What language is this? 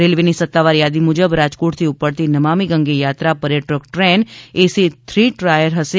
Gujarati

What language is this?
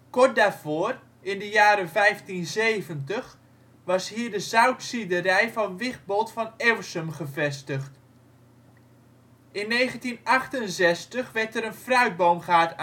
Dutch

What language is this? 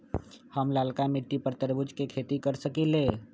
Magahi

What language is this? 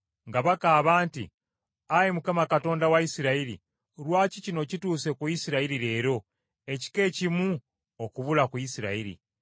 Ganda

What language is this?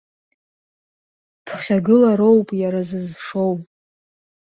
Abkhazian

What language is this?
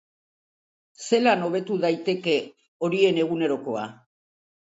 Basque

